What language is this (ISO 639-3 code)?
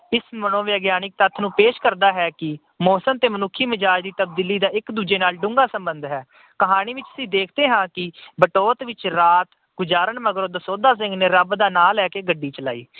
pan